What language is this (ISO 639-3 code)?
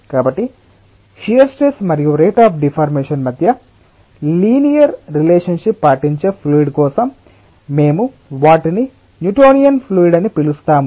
tel